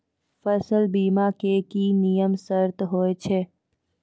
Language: Maithili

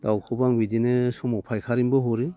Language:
Bodo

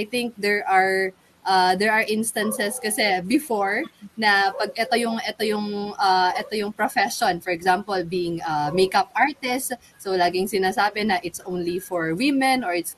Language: Filipino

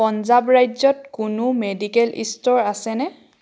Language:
Assamese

